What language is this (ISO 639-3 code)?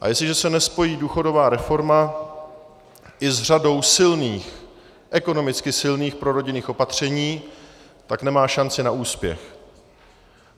ces